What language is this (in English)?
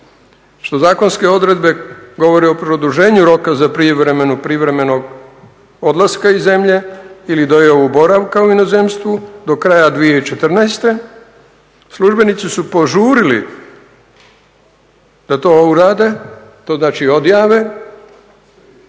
Croatian